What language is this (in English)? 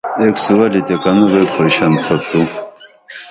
Dameli